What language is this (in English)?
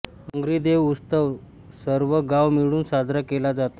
Marathi